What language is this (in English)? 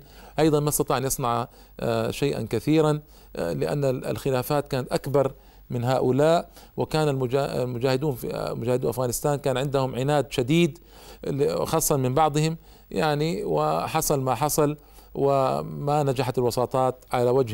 Arabic